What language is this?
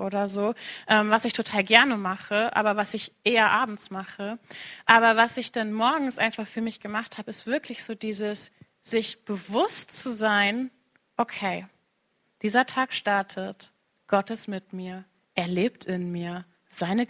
German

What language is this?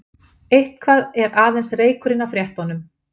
Icelandic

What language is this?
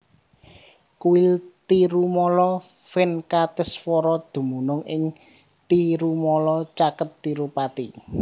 Javanese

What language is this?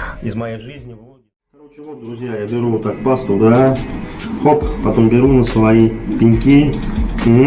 Russian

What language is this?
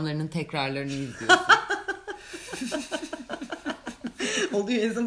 Turkish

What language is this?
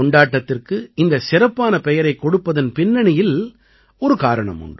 Tamil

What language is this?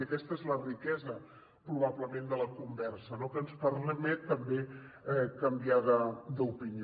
Catalan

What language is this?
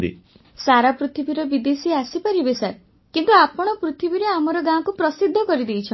Odia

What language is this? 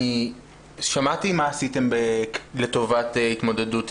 Hebrew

